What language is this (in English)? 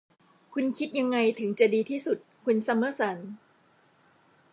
Thai